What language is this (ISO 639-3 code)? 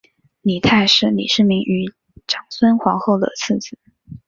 zho